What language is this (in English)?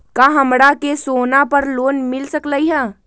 Magahi